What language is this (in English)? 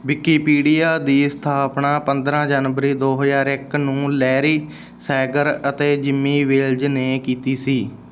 Punjabi